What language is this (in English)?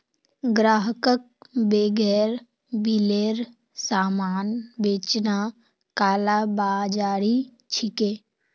Magahi